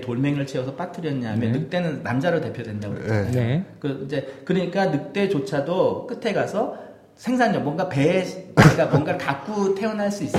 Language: Korean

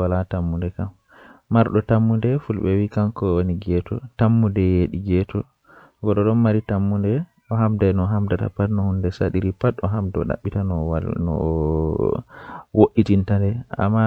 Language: Western Niger Fulfulde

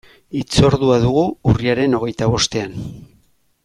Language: Basque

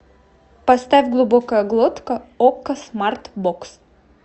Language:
Russian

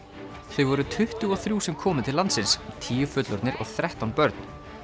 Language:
Icelandic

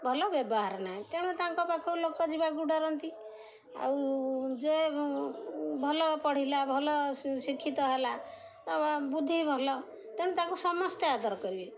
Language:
Odia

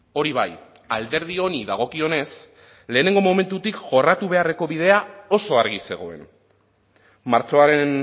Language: Basque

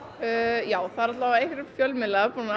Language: Icelandic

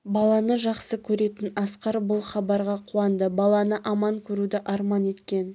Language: Kazakh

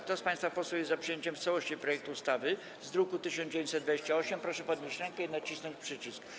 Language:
Polish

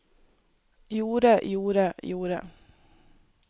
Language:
Norwegian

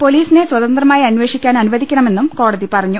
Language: Malayalam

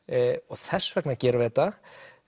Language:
Icelandic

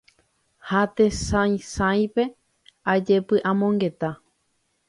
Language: Guarani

